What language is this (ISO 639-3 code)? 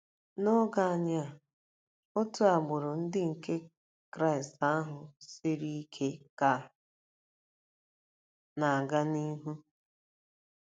ibo